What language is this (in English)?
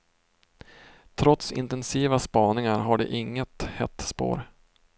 Swedish